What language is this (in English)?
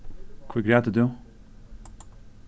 Faroese